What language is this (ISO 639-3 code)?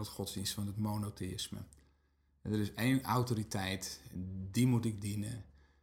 nld